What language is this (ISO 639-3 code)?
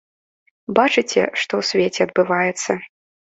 bel